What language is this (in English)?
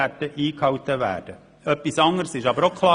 Swiss German